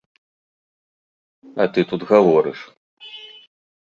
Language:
Belarusian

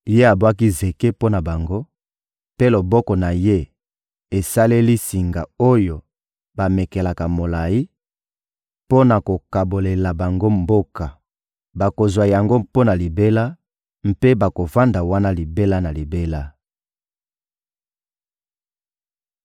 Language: Lingala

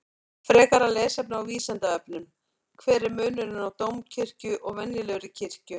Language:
Icelandic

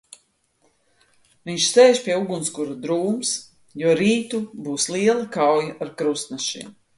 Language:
Latvian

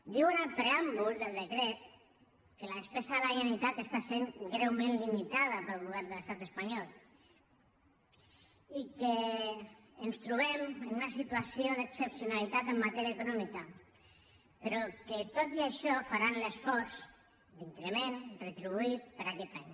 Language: Catalan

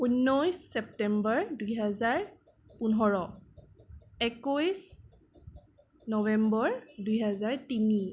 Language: Assamese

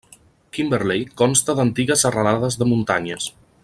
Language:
Catalan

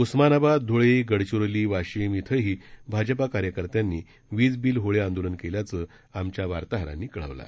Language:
Marathi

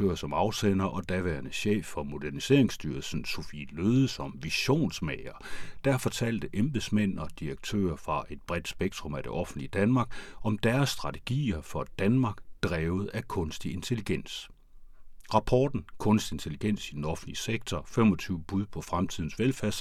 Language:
Danish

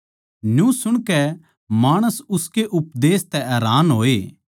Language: Haryanvi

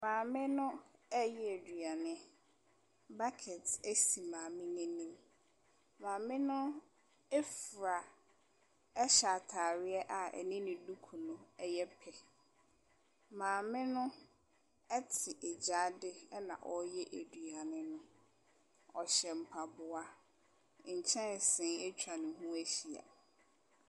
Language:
Akan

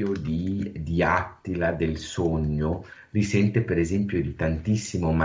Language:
Italian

